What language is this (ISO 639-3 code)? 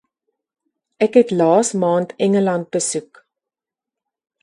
afr